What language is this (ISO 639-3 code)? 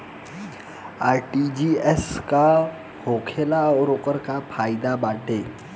bho